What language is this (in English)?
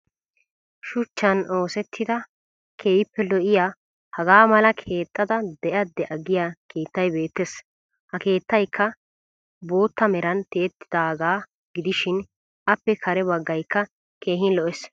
Wolaytta